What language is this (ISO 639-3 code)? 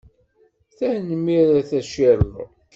kab